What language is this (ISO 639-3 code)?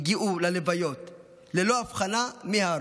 heb